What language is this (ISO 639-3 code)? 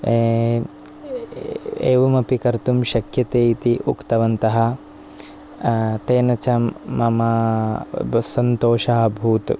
san